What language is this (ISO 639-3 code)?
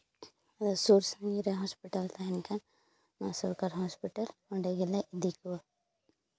sat